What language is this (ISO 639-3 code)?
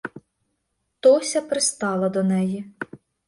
ukr